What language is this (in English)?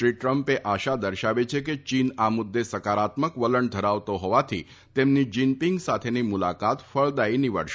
Gujarati